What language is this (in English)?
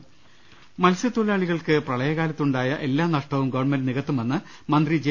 Malayalam